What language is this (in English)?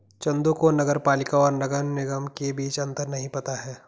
Hindi